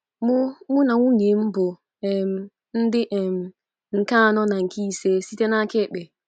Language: Igbo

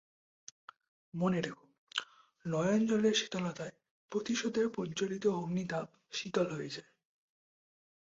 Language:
Bangla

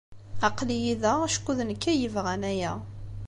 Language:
Kabyle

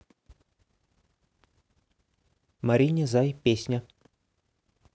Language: Russian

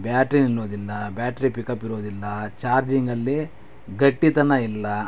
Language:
Kannada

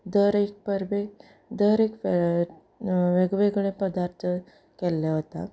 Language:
Konkani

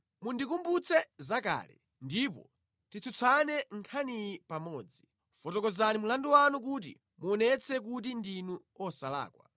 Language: Nyanja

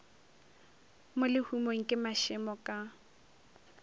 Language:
Northern Sotho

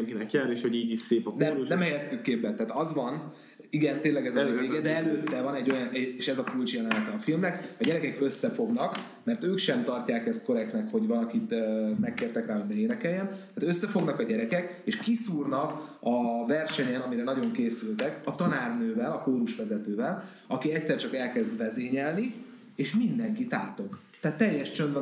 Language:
Hungarian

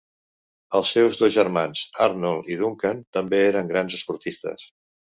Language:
Catalan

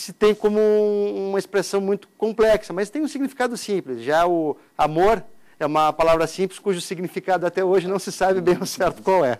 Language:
Portuguese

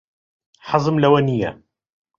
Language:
Central Kurdish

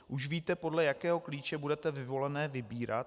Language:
Czech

